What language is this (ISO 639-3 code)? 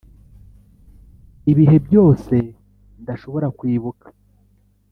kin